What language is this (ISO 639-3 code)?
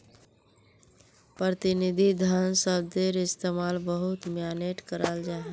mag